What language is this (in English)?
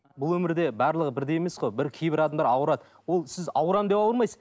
Kazakh